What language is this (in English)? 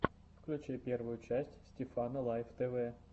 Russian